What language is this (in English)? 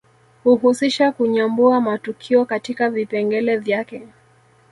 Swahili